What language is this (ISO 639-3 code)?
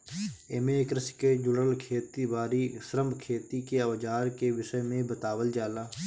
bho